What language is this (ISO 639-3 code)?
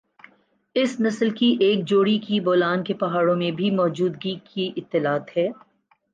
urd